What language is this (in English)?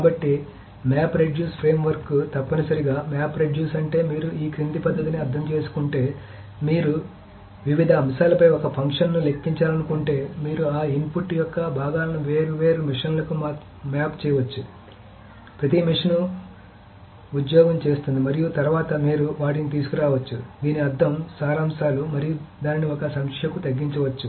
Telugu